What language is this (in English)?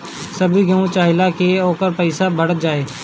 Bhojpuri